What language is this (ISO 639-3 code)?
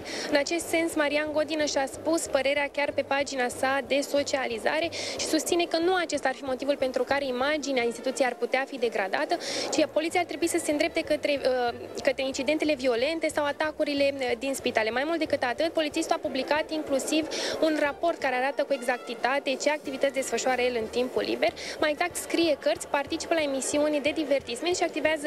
ron